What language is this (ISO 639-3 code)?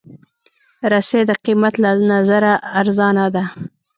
pus